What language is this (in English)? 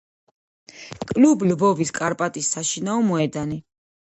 Georgian